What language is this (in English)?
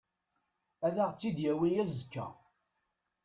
Kabyle